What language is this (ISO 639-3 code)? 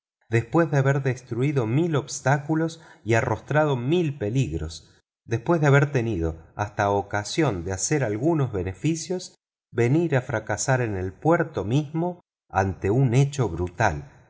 spa